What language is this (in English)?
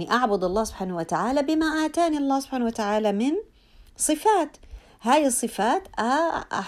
Arabic